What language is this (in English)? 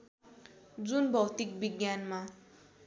Nepali